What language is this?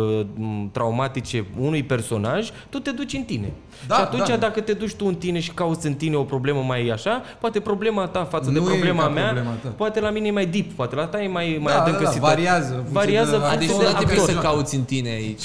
Romanian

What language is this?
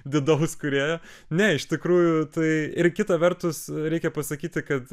Lithuanian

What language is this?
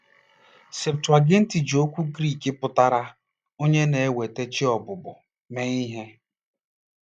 Igbo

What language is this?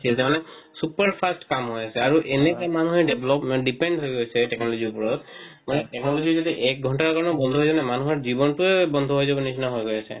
Assamese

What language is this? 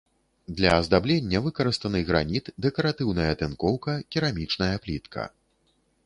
Belarusian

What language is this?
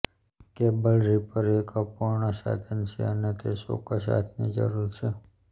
Gujarati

